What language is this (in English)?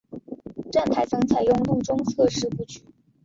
Chinese